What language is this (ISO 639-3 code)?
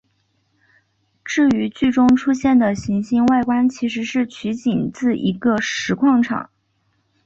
zho